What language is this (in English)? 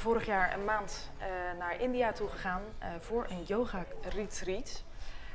Dutch